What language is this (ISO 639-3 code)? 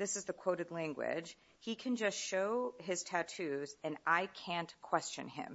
eng